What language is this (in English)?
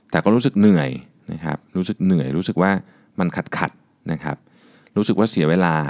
Thai